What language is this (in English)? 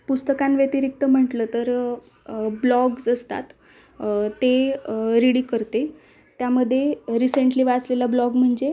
Marathi